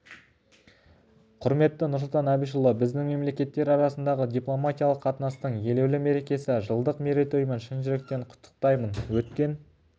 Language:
Kazakh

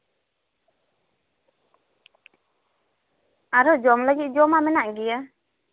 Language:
Santali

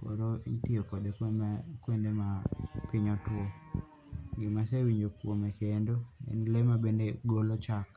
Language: Luo (Kenya and Tanzania)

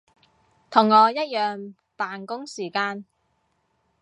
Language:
Cantonese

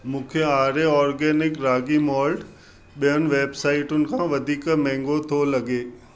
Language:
Sindhi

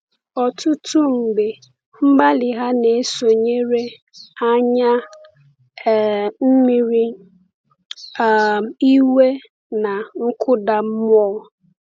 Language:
Igbo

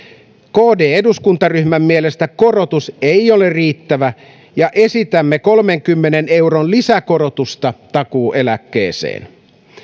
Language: Finnish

